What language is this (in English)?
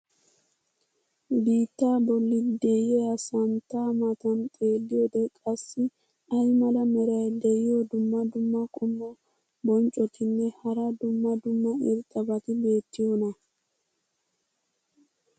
Wolaytta